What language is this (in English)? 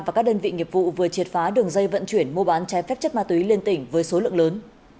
Vietnamese